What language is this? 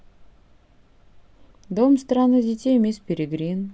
Russian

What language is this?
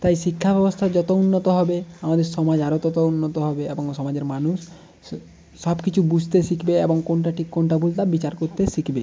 Bangla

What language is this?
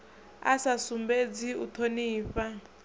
Venda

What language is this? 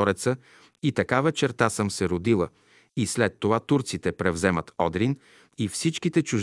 Bulgarian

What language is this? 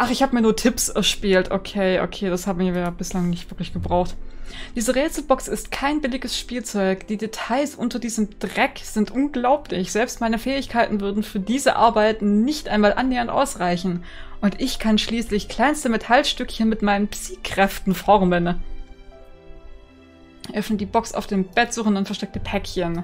German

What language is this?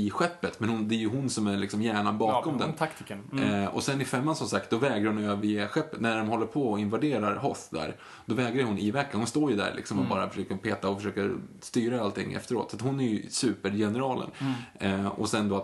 Swedish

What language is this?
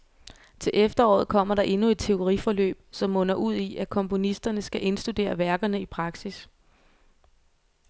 Danish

